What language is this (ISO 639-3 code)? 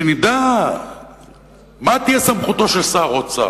heb